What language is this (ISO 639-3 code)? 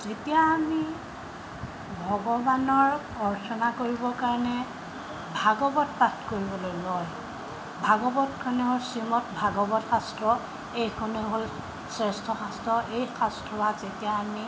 asm